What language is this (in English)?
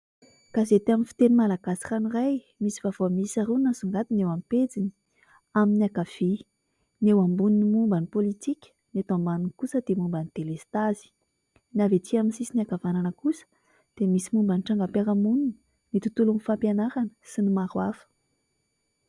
Malagasy